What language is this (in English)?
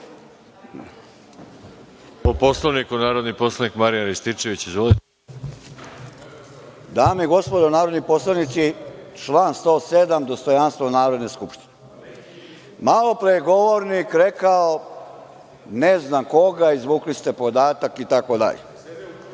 Serbian